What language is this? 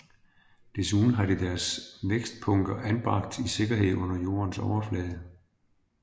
Danish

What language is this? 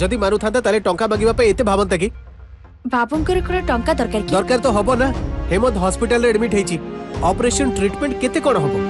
Hindi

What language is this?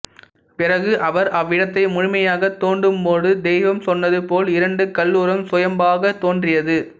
Tamil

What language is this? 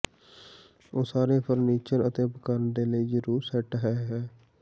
Punjabi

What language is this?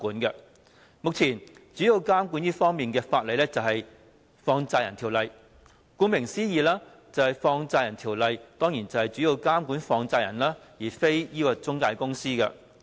Cantonese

